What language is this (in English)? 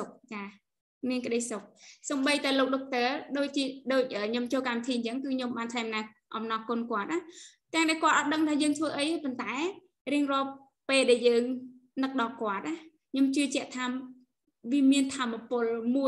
Vietnamese